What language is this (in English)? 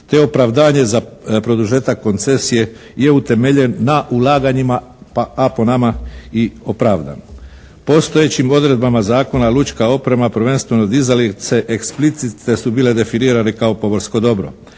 Croatian